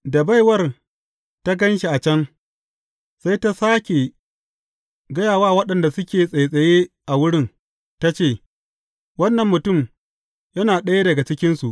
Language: Hausa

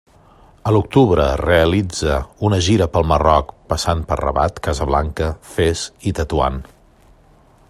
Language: Catalan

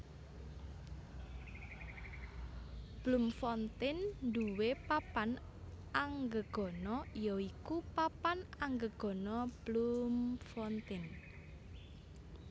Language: Javanese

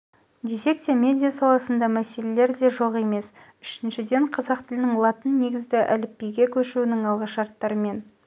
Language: Kazakh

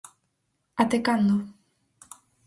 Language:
Galician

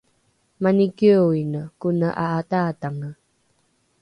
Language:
Rukai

